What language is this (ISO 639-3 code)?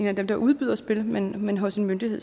dan